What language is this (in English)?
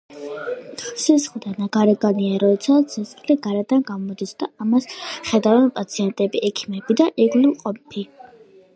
Georgian